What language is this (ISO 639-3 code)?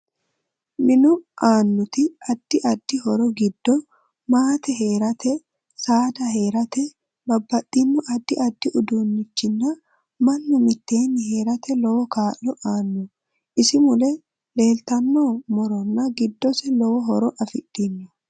sid